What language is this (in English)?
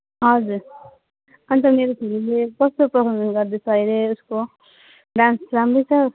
Nepali